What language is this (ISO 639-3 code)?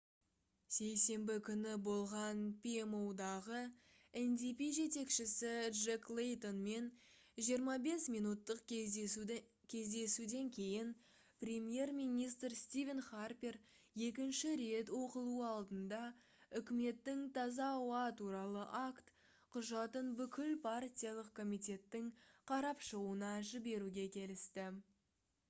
kaz